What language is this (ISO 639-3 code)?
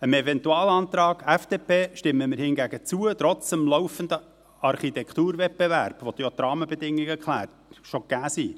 gsw